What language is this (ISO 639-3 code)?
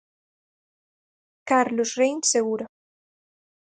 glg